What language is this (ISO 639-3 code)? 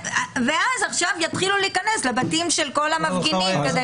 heb